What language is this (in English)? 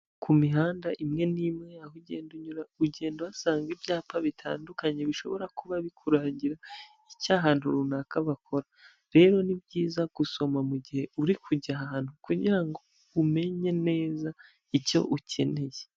Kinyarwanda